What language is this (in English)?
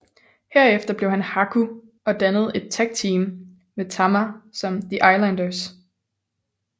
Danish